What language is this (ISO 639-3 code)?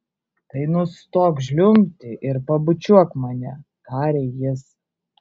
lit